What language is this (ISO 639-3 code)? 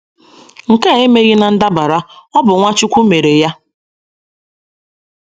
ibo